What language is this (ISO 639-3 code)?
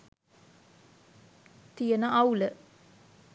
sin